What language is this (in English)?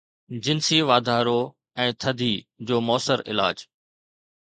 Sindhi